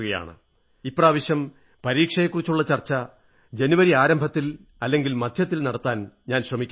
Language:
Malayalam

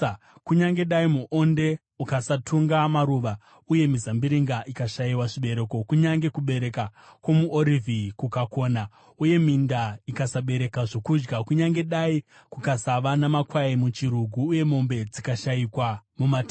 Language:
Shona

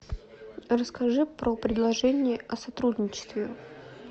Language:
Russian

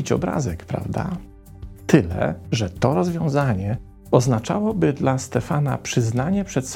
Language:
Polish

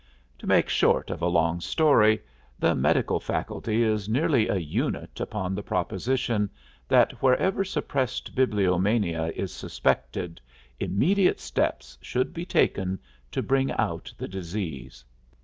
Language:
English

